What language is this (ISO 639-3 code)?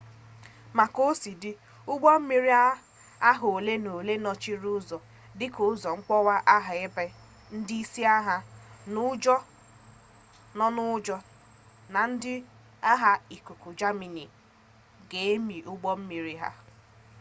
ibo